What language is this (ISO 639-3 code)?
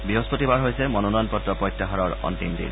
asm